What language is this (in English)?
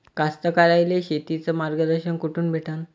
Marathi